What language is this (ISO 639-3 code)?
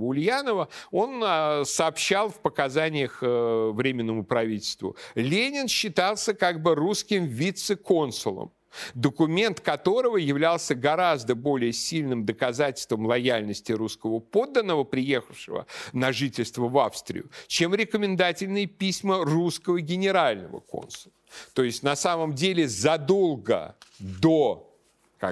rus